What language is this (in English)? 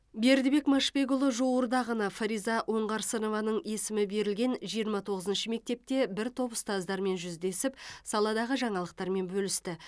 Kazakh